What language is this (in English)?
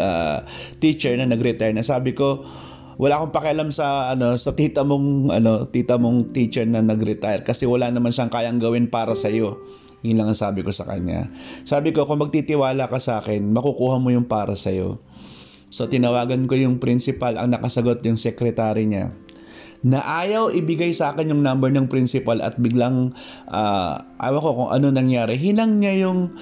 Filipino